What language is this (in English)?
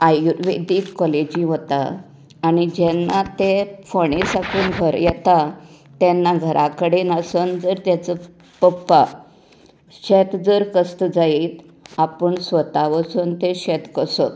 Konkani